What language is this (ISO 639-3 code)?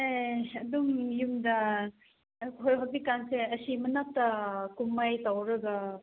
mni